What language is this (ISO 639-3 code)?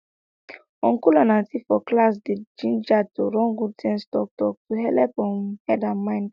pcm